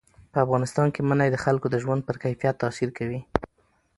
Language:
Pashto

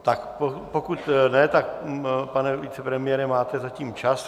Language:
Czech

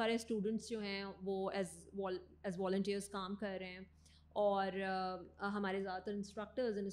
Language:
Urdu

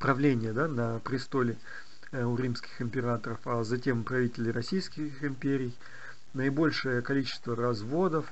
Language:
Russian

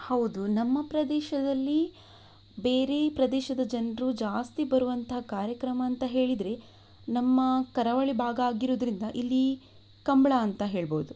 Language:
Kannada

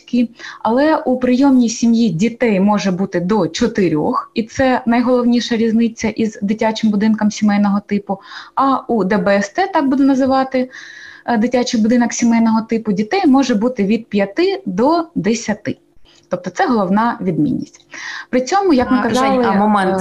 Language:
Ukrainian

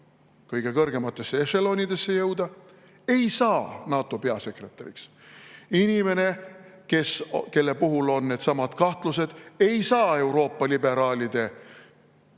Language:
Estonian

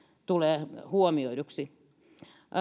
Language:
Finnish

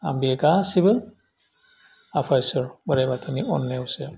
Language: Bodo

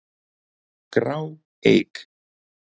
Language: Icelandic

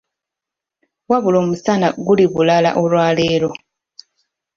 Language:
Ganda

